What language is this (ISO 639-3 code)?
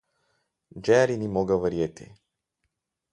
slv